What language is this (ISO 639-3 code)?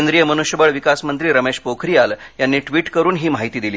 mar